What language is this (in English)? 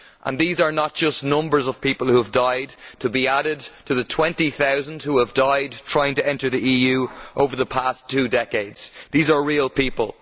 English